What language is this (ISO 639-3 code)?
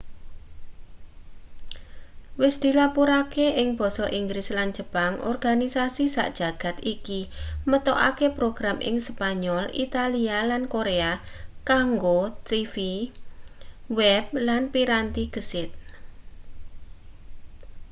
jav